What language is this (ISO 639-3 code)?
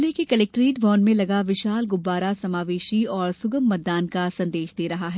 hin